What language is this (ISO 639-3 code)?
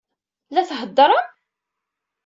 kab